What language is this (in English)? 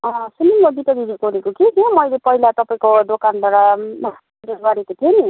Nepali